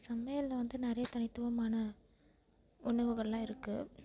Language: Tamil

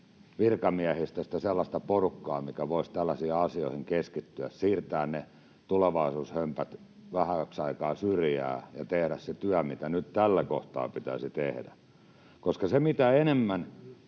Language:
Finnish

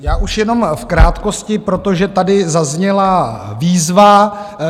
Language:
Czech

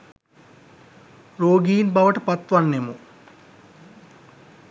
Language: Sinhala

